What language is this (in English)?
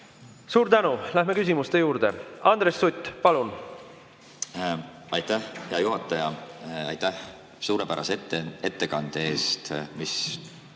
Estonian